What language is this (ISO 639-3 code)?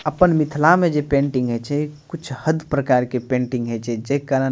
mai